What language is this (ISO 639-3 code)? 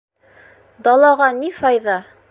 bak